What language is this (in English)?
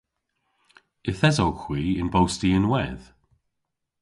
Cornish